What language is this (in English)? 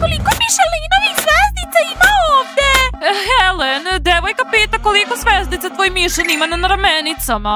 Serbian